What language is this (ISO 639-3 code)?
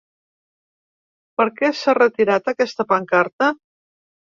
cat